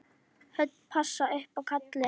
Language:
Icelandic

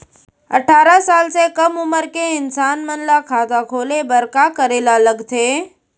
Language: Chhattisgarhi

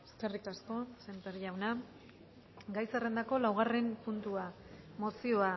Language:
Basque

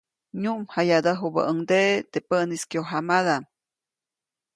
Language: Copainalá Zoque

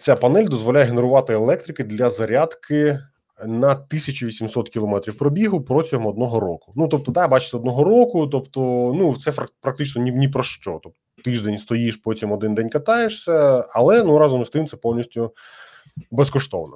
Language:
Ukrainian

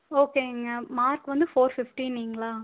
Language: Tamil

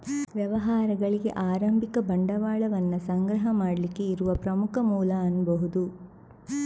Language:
Kannada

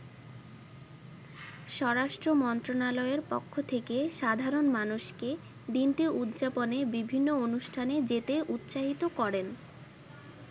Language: Bangla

